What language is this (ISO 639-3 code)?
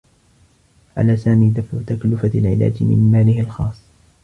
ara